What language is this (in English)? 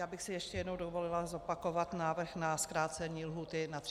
Czech